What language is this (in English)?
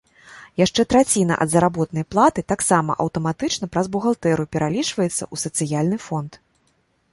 Belarusian